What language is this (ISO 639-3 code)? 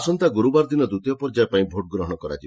ori